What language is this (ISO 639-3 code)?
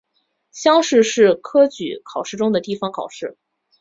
zho